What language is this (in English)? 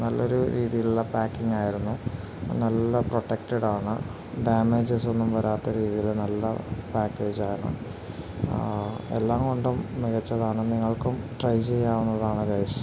Malayalam